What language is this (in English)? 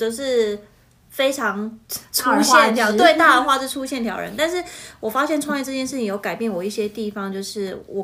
Chinese